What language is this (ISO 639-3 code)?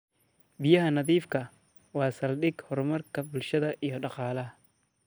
som